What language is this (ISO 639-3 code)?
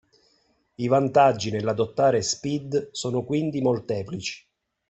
ita